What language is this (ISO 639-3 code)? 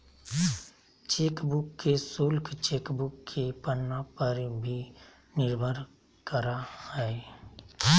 mag